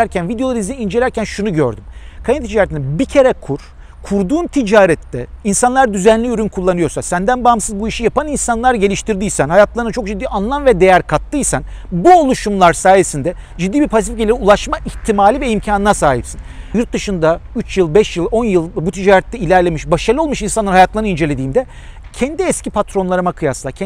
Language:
Turkish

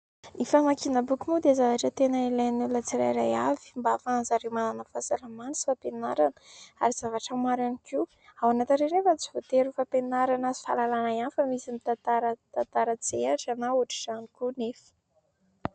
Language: Malagasy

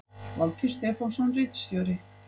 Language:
Icelandic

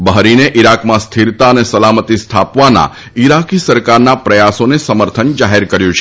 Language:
Gujarati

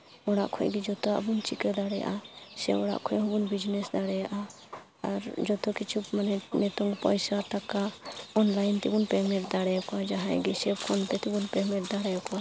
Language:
Santali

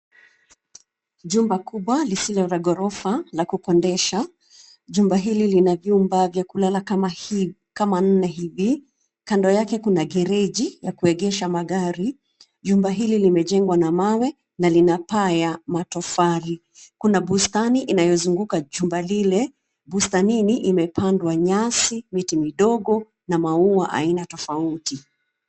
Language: Swahili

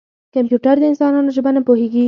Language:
Pashto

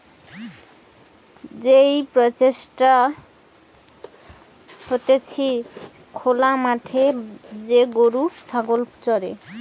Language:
Bangla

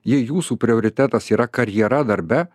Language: Lithuanian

